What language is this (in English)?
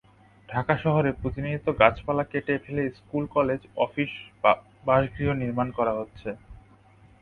Bangla